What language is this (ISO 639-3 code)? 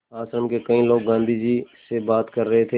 hin